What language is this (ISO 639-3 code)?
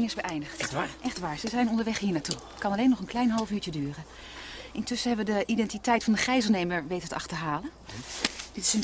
nld